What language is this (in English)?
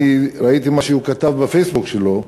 Hebrew